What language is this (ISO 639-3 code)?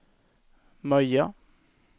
swe